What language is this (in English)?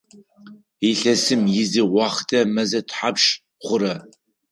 Adyghe